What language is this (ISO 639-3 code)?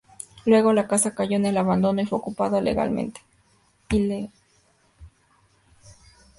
spa